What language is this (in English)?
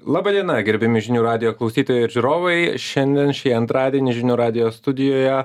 Lithuanian